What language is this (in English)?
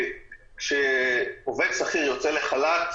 Hebrew